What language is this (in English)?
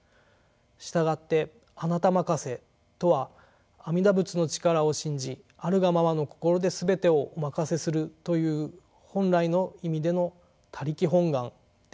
Japanese